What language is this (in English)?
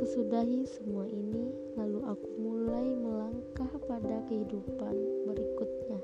Indonesian